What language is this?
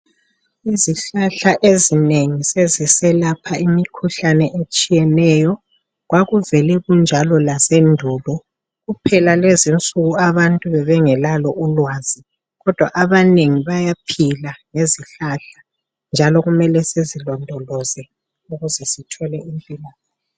North Ndebele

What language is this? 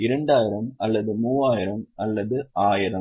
Tamil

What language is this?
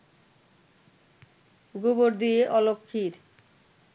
Bangla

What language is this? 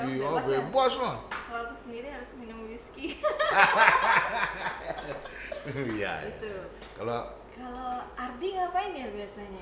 Indonesian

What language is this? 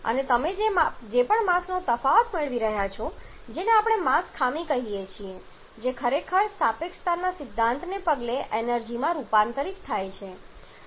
Gujarati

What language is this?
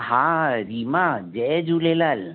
Sindhi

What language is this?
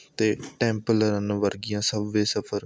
Punjabi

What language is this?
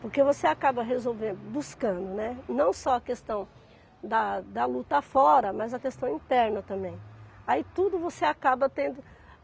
Portuguese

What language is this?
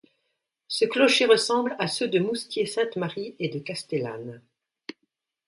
French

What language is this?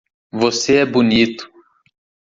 Portuguese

